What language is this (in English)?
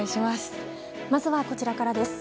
Japanese